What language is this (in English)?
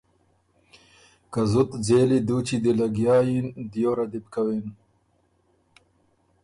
Ormuri